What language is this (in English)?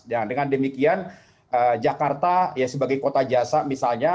Indonesian